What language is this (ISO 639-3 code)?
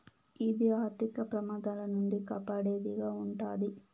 tel